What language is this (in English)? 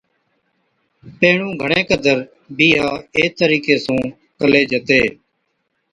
Od